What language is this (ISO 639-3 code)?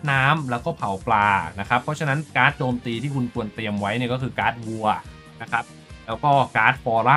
tha